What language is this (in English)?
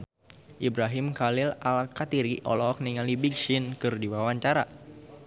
Sundanese